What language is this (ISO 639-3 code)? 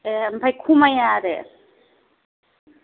brx